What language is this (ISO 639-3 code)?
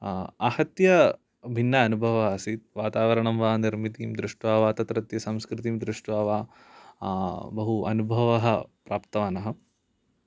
san